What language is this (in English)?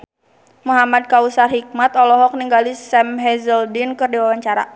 Sundanese